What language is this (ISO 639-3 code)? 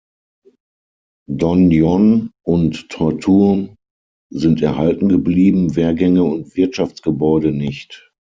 deu